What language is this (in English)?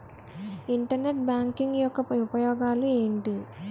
Telugu